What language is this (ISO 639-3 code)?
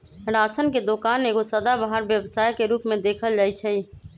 mag